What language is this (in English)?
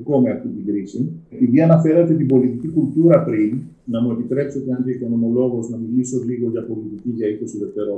Greek